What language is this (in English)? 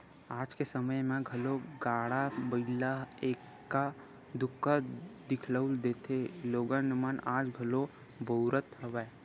Chhattisgarhi